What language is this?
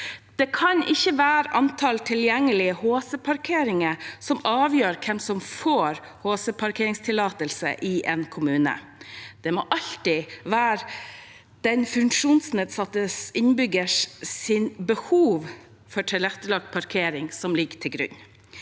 Norwegian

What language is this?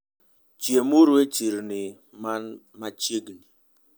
Luo (Kenya and Tanzania)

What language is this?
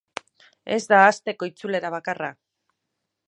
Basque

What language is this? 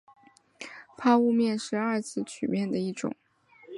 Chinese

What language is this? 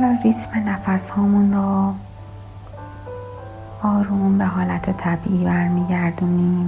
Persian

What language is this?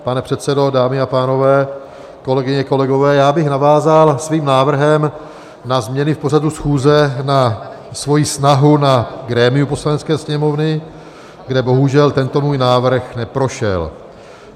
Czech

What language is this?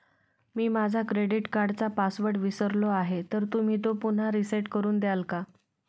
Marathi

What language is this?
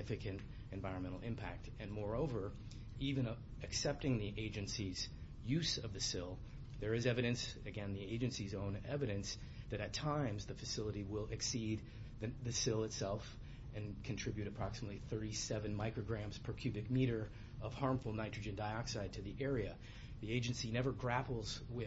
English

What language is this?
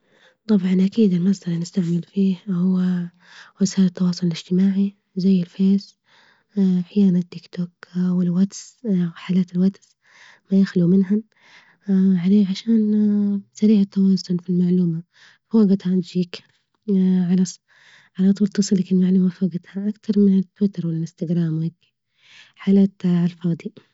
Libyan Arabic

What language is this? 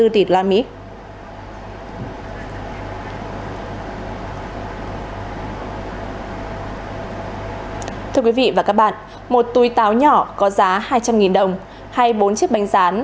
Vietnamese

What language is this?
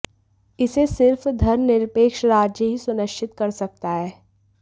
Hindi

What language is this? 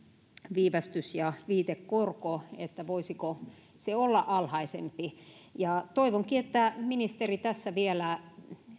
Finnish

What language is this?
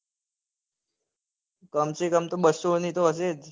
Gujarati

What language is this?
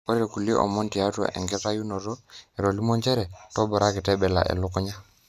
Masai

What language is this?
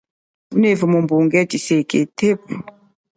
Chokwe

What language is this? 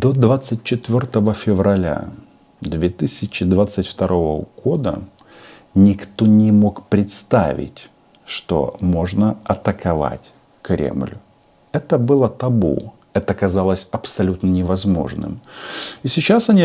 Russian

